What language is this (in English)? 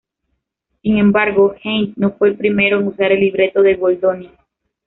Spanish